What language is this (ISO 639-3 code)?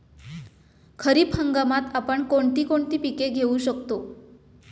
mar